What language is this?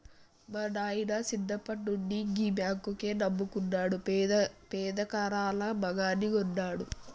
Telugu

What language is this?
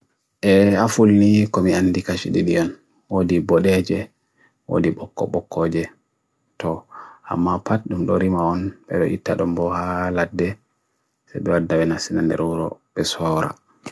Bagirmi Fulfulde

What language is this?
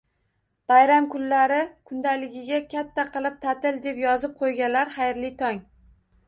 Uzbek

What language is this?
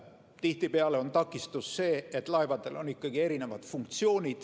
Estonian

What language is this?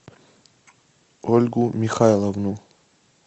Russian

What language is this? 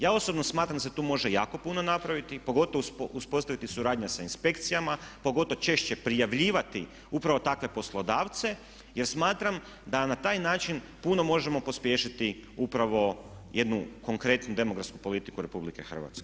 Croatian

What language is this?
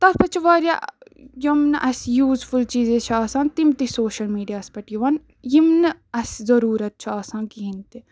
Kashmiri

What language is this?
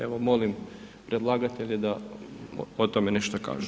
Croatian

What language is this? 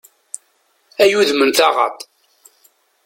Kabyle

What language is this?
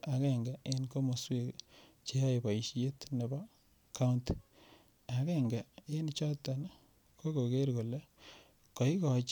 Kalenjin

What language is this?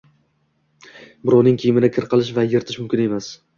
Uzbek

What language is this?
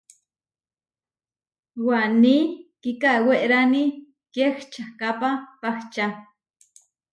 Huarijio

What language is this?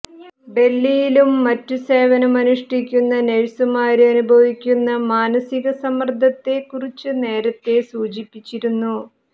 Malayalam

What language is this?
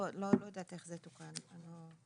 Hebrew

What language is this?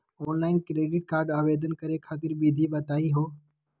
Magahi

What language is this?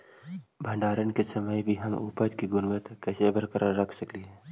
Magahi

